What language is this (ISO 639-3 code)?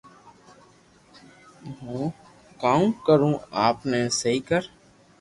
lrk